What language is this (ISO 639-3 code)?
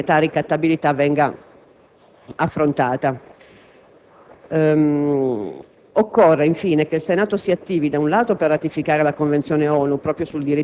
ita